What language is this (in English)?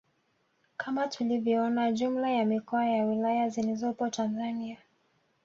Swahili